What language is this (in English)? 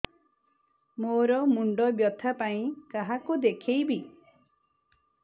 Odia